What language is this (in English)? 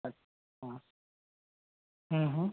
Marathi